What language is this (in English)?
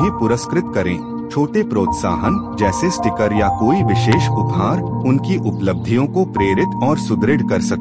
Hindi